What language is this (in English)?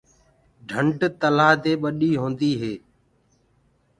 Gurgula